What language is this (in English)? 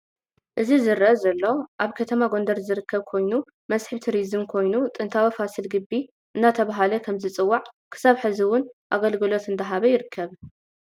Tigrinya